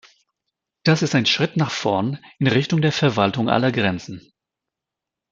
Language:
German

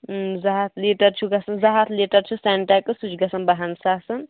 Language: Kashmiri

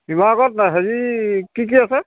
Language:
Assamese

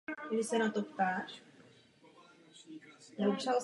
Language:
Czech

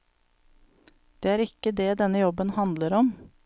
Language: Norwegian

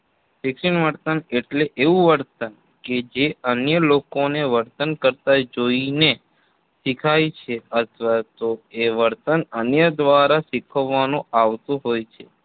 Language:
Gujarati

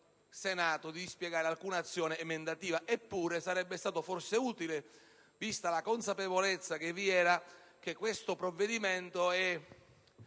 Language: Italian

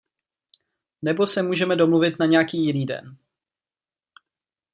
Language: Czech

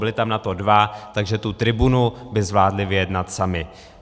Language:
Czech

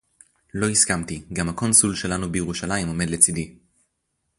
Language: Hebrew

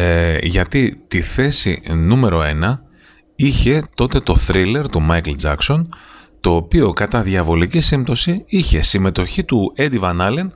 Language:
Greek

